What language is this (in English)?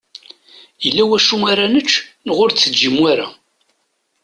Kabyle